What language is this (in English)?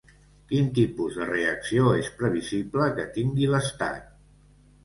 Catalan